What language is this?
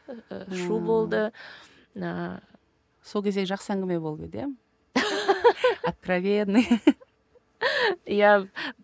Kazakh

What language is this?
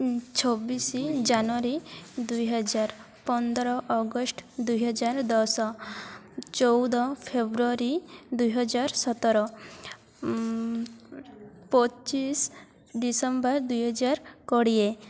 Odia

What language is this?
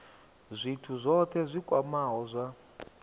Venda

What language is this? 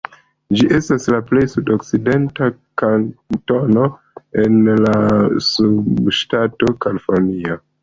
Esperanto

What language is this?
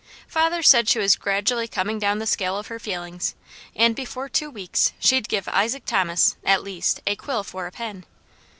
English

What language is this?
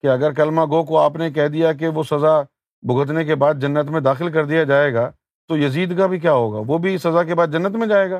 Urdu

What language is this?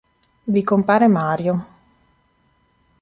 Italian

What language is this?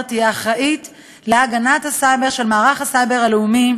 Hebrew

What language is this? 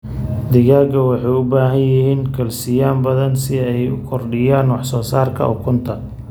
Somali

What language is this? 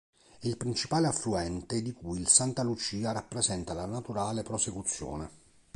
Italian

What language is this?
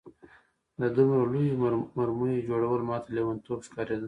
Pashto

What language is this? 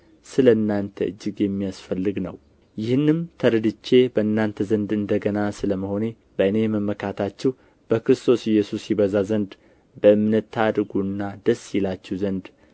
Amharic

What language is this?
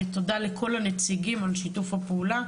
Hebrew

